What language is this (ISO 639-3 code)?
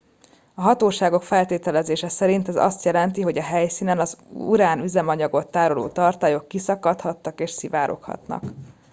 hun